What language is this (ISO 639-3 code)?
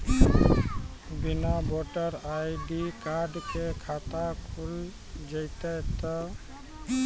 mai